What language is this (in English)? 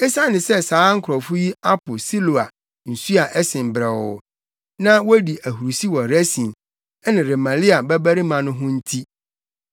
Akan